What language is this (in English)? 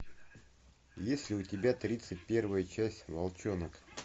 Russian